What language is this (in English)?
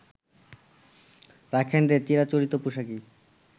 Bangla